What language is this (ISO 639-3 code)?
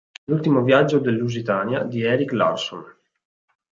ita